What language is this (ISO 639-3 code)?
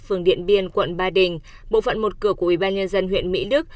vie